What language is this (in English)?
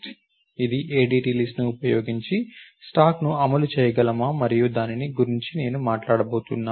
Telugu